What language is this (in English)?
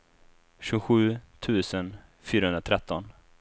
Swedish